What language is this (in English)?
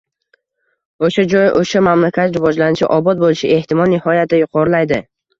Uzbek